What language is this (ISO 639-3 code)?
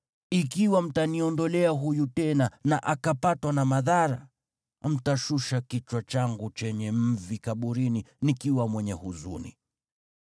swa